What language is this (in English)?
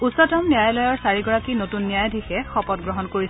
Assamese